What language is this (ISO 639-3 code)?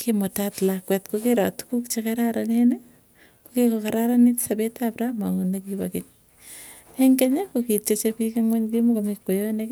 tuy